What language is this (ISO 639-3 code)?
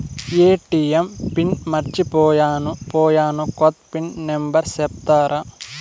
tel